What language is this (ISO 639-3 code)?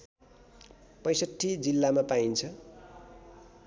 nep